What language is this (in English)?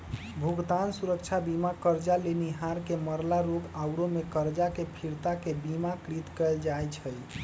Magahi